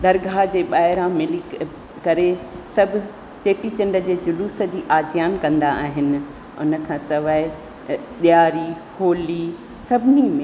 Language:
Sindhi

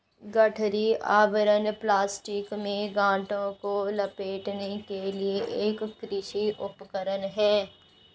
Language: Hindi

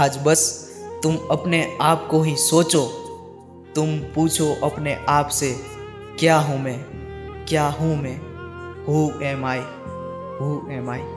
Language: Hindi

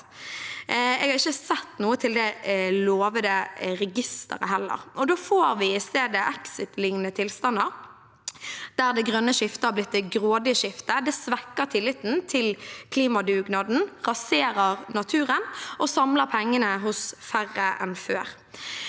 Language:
Norwegian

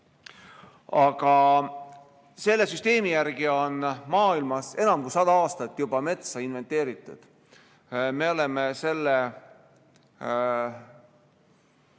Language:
Estonian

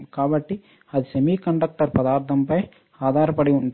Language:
Telugu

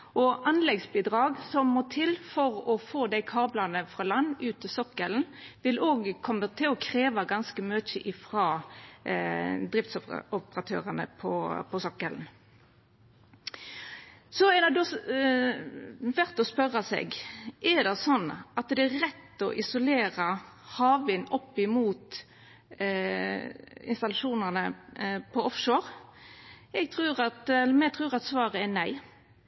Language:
Norwegian Nynorsk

